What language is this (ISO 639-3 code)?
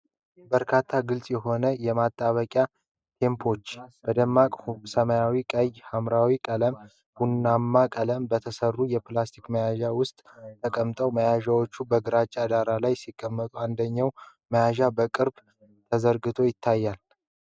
amh